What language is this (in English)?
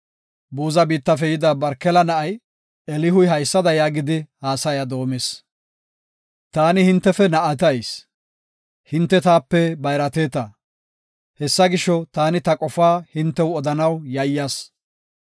Gofa